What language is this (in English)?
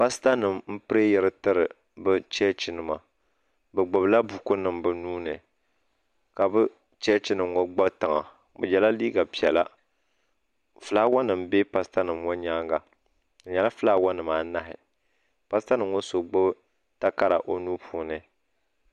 Dagbani